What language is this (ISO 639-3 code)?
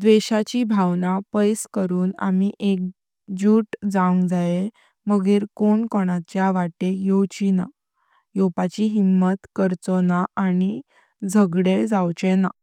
kok